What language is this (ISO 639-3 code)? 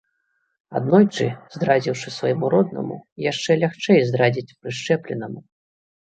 bel